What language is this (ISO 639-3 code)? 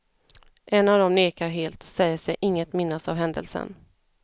swe